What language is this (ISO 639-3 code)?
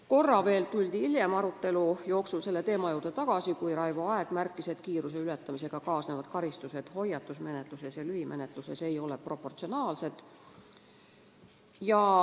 est